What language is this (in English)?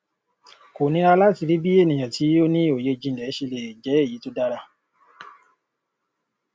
Yoruba